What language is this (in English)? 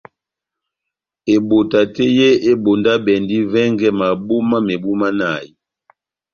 Batanga